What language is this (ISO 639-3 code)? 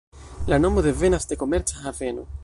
epo